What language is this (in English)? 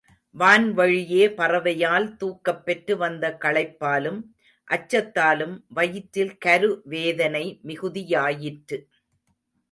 Tamil